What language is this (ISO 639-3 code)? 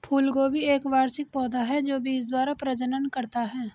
hin